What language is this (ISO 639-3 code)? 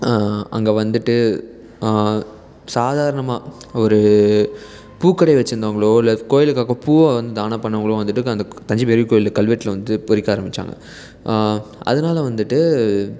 tam